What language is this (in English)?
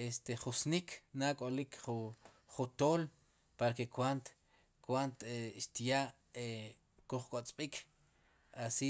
Sipacapense